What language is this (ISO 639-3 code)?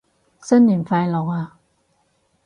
yue